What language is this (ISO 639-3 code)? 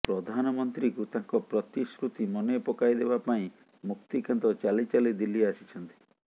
ori